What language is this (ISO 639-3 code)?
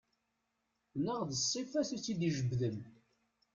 kab